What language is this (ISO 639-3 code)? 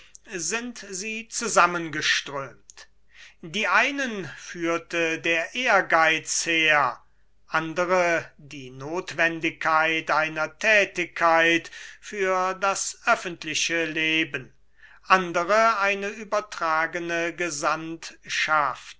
deu